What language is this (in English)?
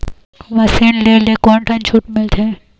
Chhattisgarhi